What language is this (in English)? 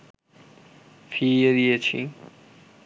Bangla